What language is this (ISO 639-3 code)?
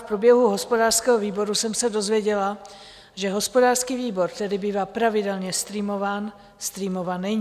ces